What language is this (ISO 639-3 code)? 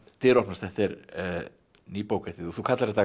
isl